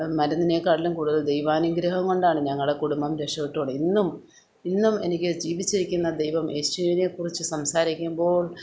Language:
Malayalam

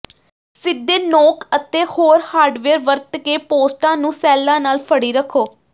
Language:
Punjabi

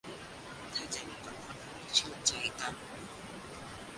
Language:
Thai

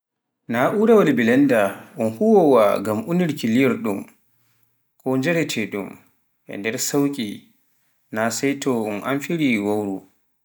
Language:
Pular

